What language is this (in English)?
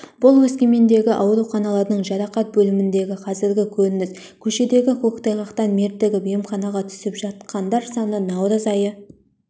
Kazakh